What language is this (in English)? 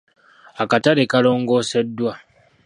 Ganda